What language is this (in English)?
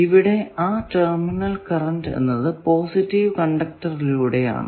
Malayalam